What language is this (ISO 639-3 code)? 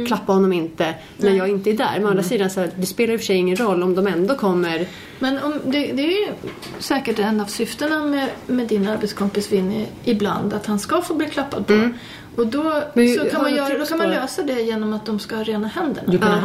swe